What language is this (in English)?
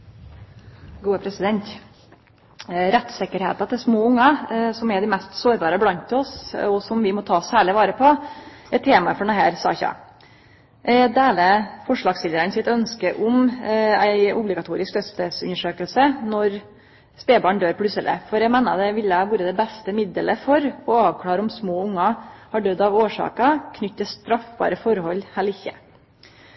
Norwegian Nynorsk